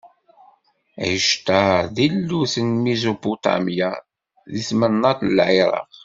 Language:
Kabyle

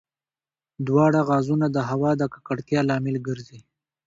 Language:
Pashto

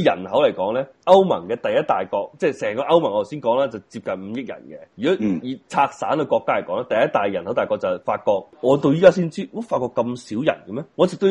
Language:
Chinese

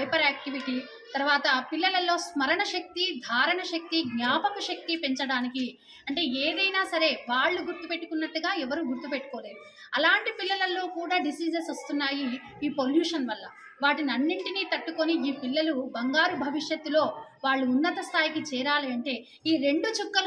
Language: Telugu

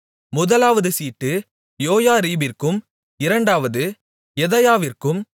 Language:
Tamil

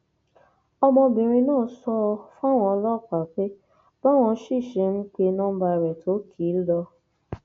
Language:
Yoruba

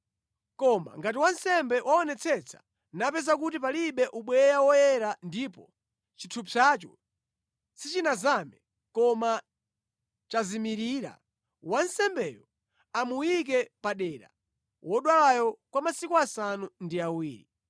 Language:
Nyanja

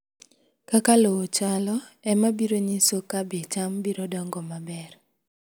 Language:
Luo (Kenya and Tanzania)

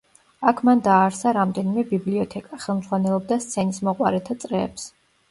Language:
Georgian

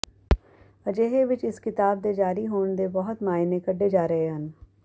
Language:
Punjabi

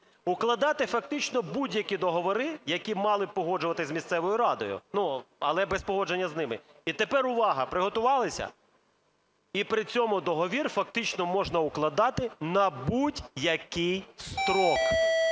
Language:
Ukrainian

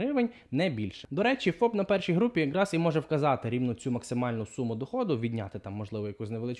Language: Ukrainian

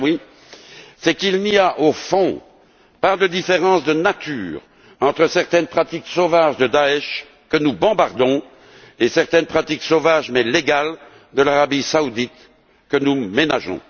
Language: French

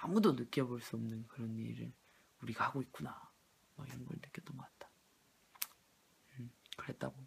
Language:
Korean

